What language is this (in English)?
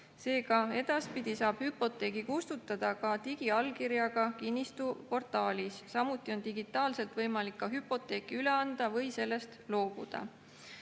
Estonian